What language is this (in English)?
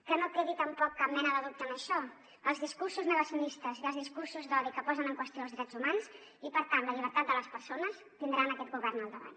Catalan